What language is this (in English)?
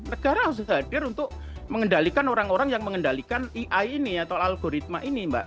Indonesian